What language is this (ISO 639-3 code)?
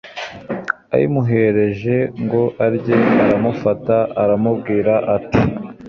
kin